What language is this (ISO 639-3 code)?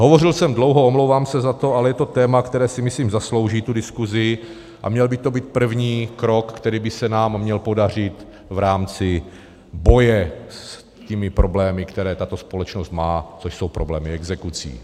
ces